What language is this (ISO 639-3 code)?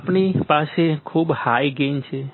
guj